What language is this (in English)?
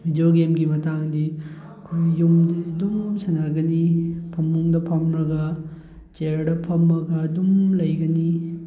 Manipuri